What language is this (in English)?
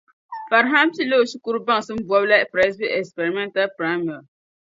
Dagbani